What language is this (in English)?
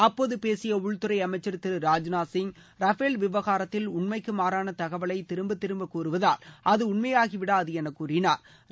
Tamil